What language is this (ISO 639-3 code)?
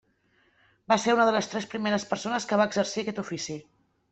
cat